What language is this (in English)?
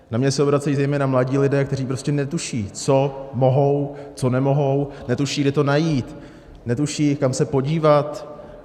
Czech